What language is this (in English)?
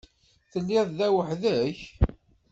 Kabyle